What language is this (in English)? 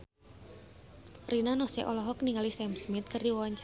Sundanese